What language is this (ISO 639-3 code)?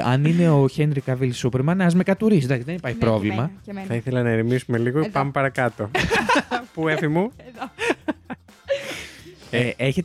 ell